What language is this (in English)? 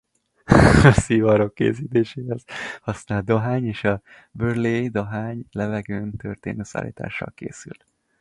Hungarian